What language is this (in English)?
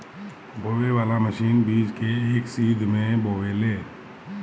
Bhojpuri